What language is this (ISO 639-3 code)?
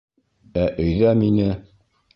bak